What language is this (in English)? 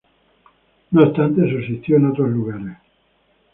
Spanish